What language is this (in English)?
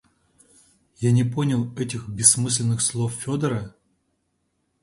Russian